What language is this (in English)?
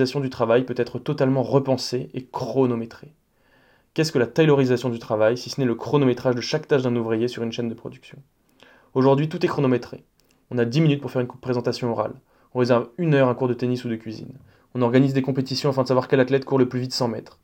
French